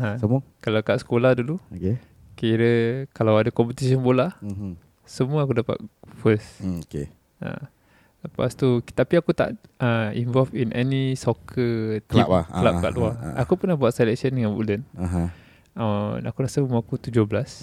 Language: Malay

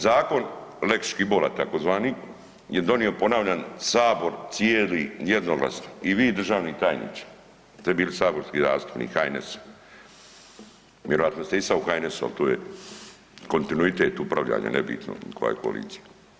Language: Croatian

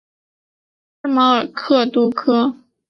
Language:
Chinese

